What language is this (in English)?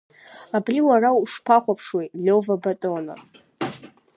Abkhazian